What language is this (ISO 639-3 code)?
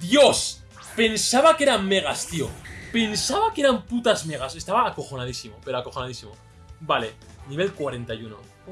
spa